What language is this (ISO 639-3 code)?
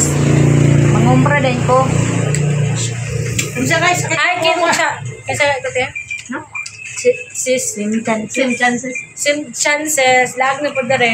fil